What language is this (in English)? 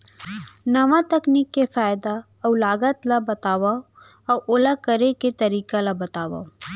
Chhattisgarhi